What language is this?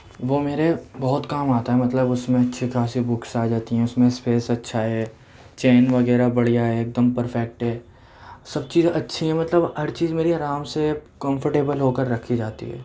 Urdu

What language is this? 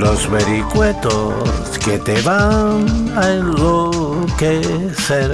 Spanish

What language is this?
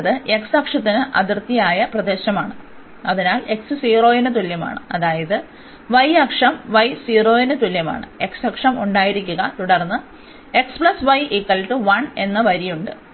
Malayalam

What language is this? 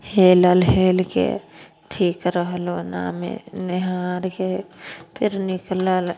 Maithili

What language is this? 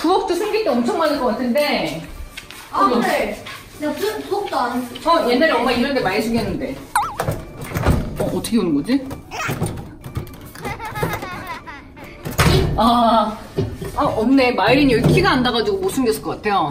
Korean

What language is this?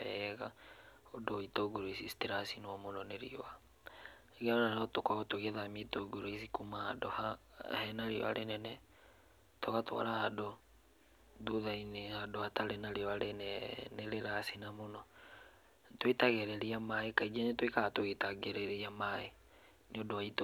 Kikuyu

